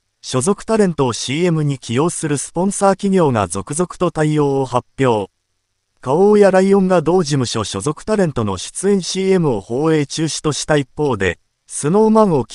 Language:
Japanese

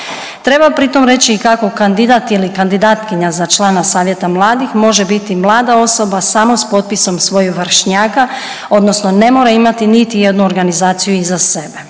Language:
Croatian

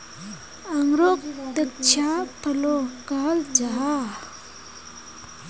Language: Magahi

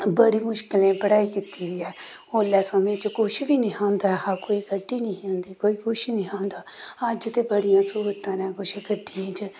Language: Dogri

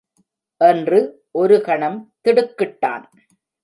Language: Tamil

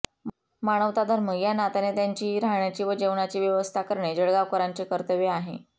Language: Marathi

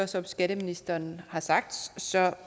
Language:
Danish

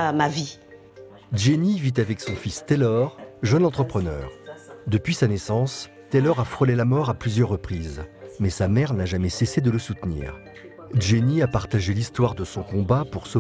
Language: French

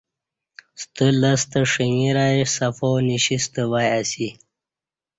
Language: Kati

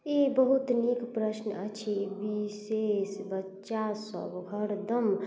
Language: Maithili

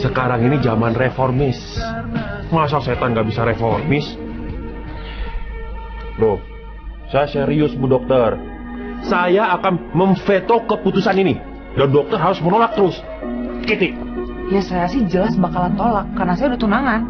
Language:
Indonesian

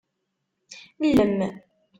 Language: Kabyle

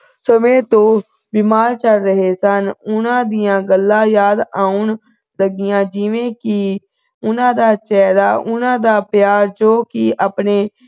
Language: Punjabi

